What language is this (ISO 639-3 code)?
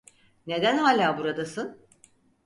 tur